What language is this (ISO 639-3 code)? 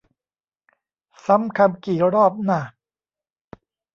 tha